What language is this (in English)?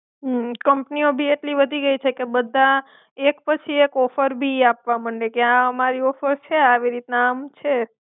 Gujarati